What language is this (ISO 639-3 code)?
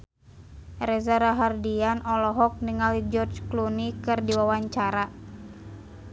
sun